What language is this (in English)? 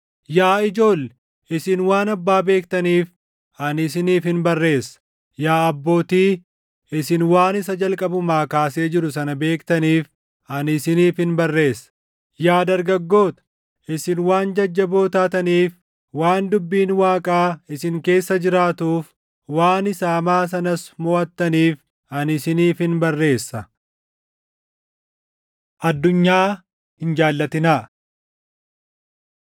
Oromo